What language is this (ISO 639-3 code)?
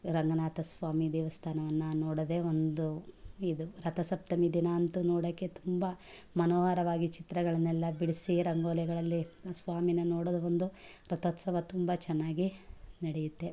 kan